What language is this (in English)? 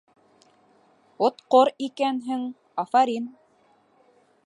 Bashkir